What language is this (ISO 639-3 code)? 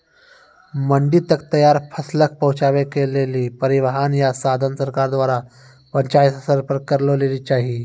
mai